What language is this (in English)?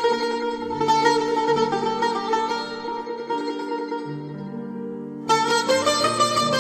Persian